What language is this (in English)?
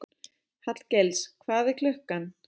Icelandic